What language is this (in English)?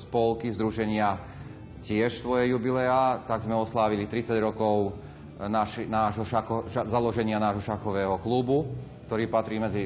Slovak